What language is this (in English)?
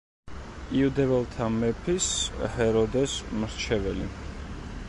Georgian